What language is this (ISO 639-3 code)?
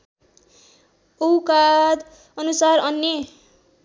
nep